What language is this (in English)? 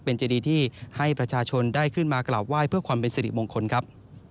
Thai